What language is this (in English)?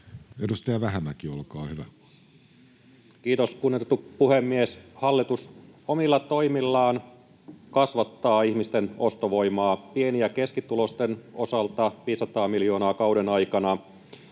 Finnish